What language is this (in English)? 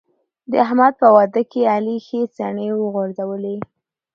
Pashto